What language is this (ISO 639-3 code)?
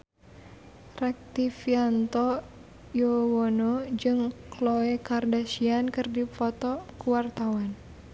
sun